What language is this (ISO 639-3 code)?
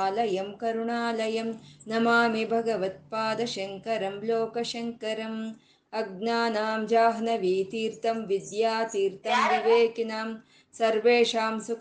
kan